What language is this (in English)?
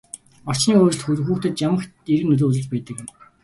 Mongolian